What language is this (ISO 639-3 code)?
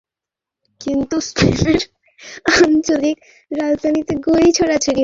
ben